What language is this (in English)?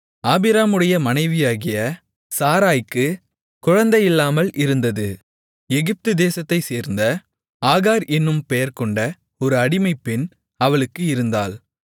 Tamil